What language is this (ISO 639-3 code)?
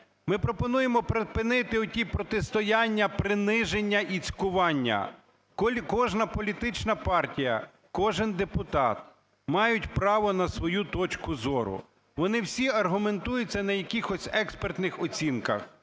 ukr